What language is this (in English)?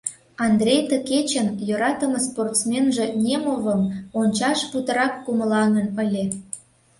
Mari